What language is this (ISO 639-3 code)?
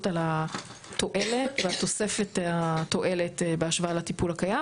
heb